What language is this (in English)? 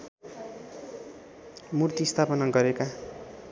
Nepali